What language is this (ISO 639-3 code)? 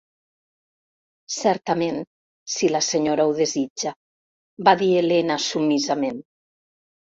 cat